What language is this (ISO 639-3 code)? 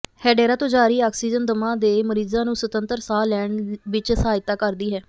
pan